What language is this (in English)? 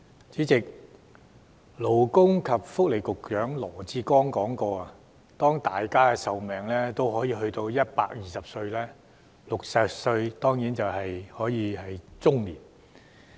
Cantonese